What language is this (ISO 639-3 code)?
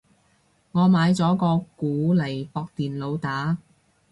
yue